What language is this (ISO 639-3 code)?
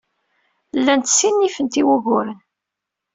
kab